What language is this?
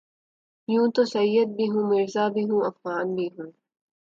Urdu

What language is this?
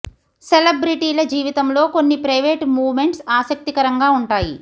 Telugu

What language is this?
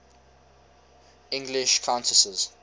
English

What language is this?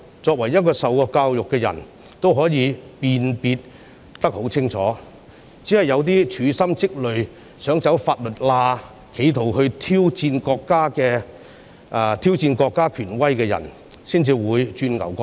Cantonese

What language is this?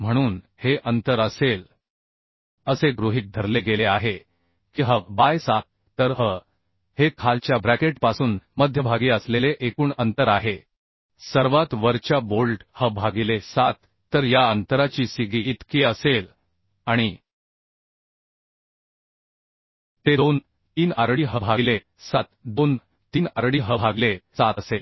Marathi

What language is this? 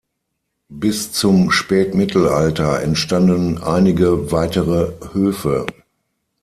German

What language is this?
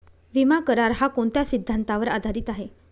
Marathi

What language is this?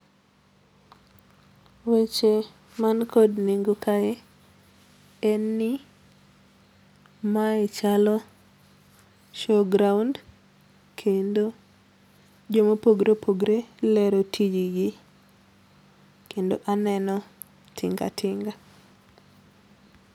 Luo (Kenya and Tanzania)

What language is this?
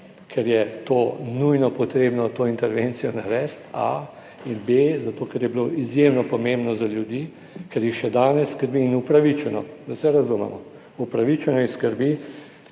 Slovenian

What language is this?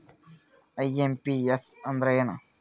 Kannada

